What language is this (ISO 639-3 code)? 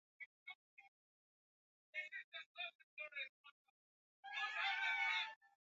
swa